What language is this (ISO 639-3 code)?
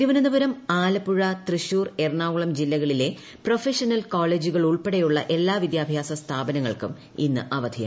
mal